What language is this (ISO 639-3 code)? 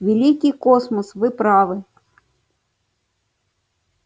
rus